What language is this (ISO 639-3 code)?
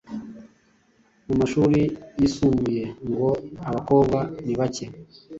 kin